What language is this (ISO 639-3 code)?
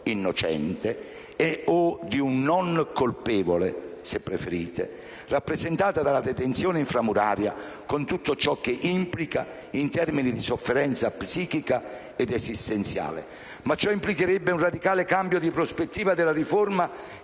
ita